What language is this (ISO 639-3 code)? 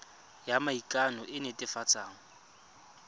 tsn